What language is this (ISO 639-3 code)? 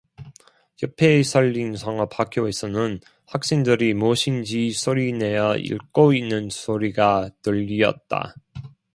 kor